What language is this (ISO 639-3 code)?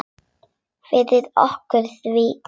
isl